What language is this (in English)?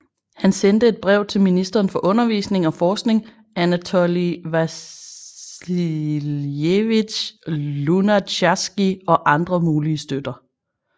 Danish